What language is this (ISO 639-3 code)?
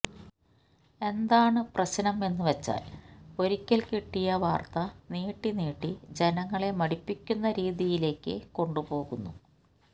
mal